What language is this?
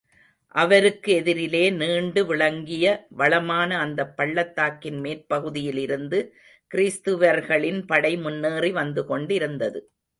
Tamil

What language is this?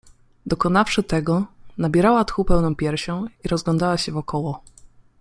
Polish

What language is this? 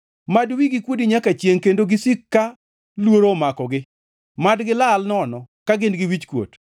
Luo (Kenya and Tanzania)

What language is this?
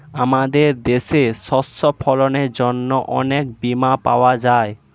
Bangla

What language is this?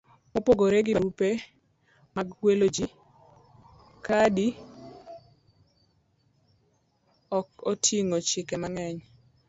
Luo (Kenya and Tanzania)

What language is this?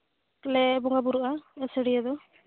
Santali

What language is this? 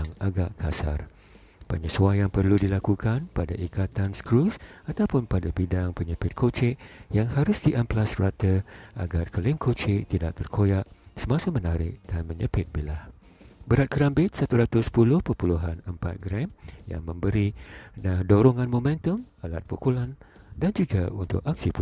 Malay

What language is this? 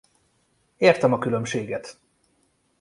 Hungarian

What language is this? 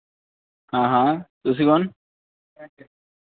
Dogri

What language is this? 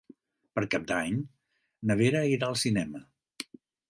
Catalan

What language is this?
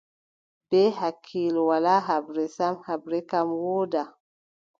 Adamawa Fulfulde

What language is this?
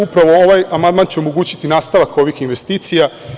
Serbian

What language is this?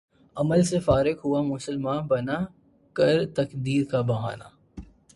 Urdu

